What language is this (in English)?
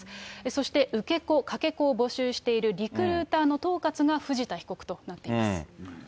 Japanese